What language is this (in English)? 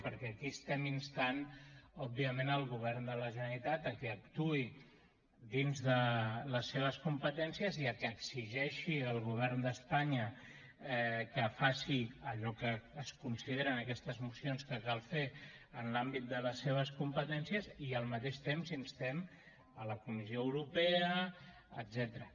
Catalan